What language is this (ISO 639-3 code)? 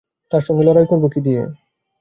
ben